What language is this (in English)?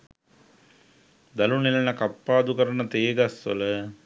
Sinhala